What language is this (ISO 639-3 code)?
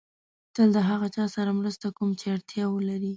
pus